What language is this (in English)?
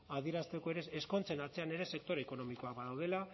Basque